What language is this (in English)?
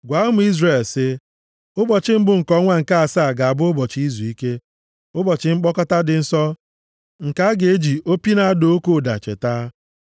Igbo